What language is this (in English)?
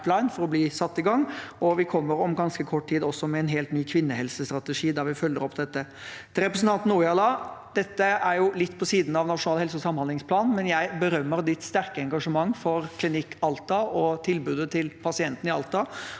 Norwegian